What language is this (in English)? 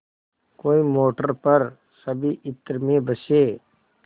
Hindi